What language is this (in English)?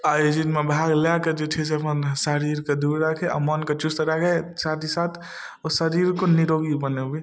Maithili